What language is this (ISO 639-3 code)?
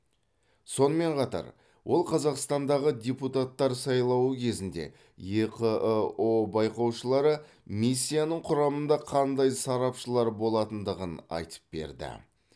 kaz